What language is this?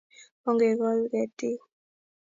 Kalenjin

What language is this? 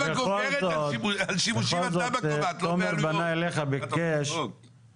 Hebrew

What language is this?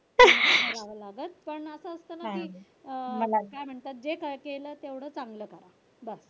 Marathi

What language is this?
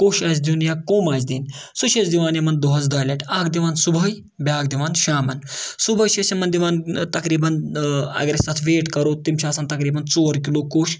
Kashmiri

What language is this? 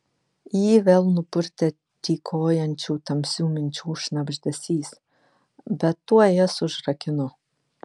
Lithuanian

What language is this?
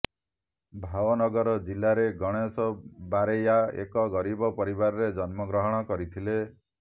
Odia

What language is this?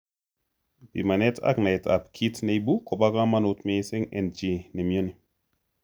Kalenjin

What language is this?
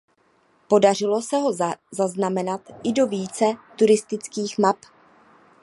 Czech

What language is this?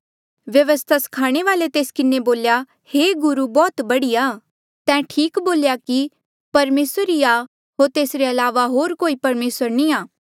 Mandeali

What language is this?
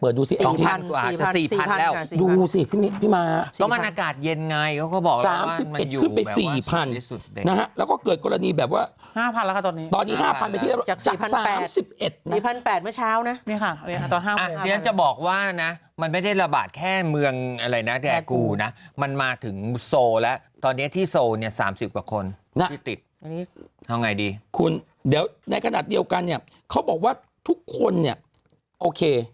Thai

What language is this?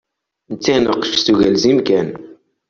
Kabyle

